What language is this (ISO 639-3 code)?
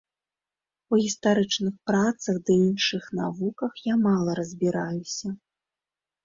bel